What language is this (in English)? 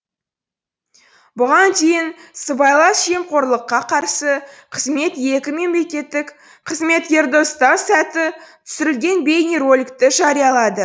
Kazakh